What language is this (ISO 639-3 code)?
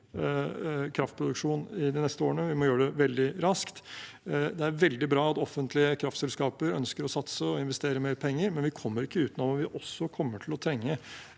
nor